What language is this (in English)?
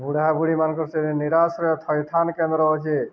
Odia